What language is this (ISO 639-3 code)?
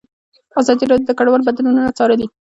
pus